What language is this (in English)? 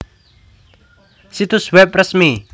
Javanese